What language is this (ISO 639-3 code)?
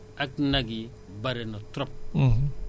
wol